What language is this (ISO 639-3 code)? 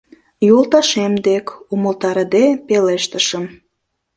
chm